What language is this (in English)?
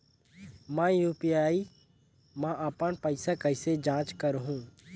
Chhattisgarhi